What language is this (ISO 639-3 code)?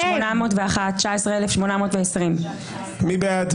heb